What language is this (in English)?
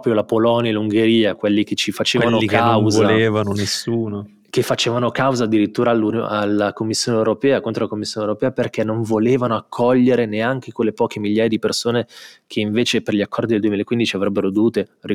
Italian